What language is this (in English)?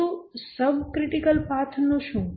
Gujarati